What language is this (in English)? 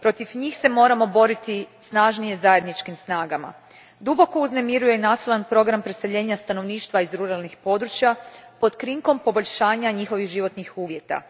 Croatian